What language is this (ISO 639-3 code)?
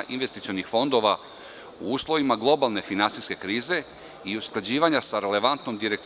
srp